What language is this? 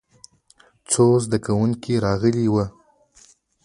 Pashto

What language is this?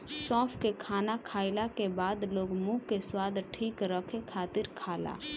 Bhojpuri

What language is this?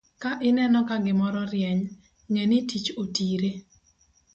Luo (Kenya and Tanzania)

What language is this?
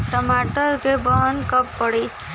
Bhojpuri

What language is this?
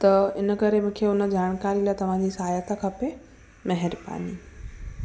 Sindhi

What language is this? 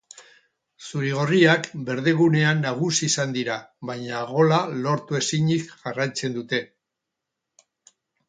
Basque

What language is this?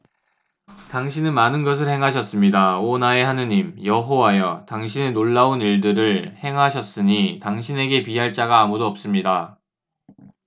Korean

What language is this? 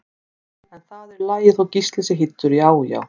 Icelandic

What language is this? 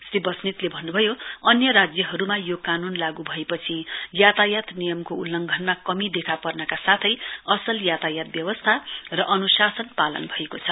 Nepali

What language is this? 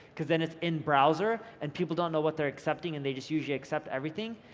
English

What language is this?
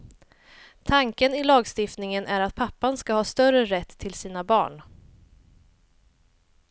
Swedish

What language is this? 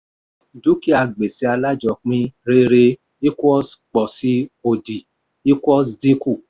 Yoruba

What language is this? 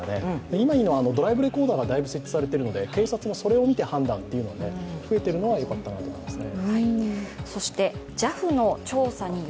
Japanese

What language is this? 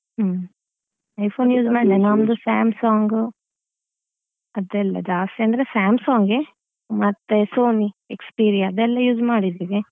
Kannada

